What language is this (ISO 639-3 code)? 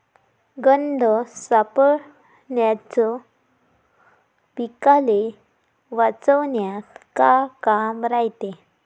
mar